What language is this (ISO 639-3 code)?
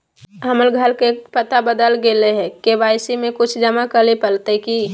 mag